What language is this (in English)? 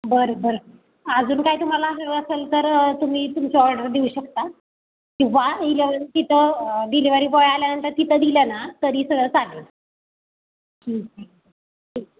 Marathi